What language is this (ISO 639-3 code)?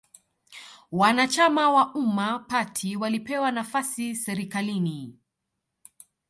swa